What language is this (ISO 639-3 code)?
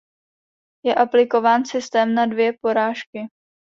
ces